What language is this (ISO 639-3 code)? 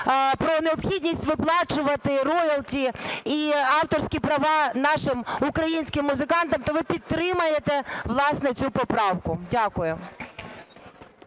ukr